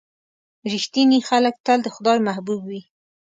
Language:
Pashto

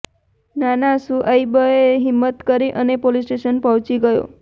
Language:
Gujarati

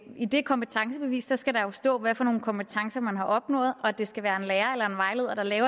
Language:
Danish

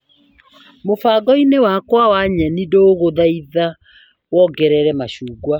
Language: Kikuyu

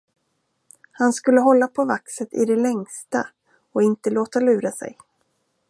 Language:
Swedish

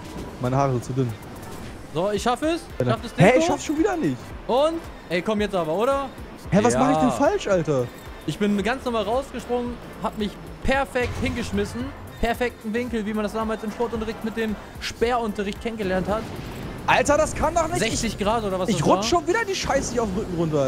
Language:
German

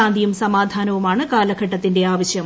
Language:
Malayalam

